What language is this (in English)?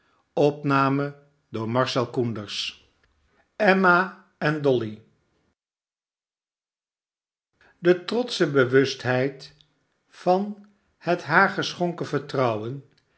Dutch